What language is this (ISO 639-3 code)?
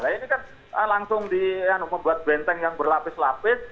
ind